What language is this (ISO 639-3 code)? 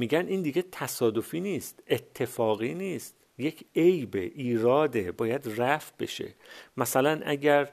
fas